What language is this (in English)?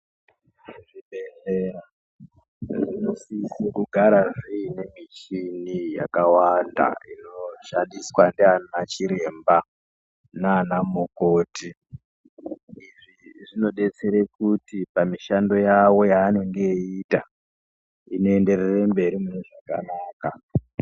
Ndau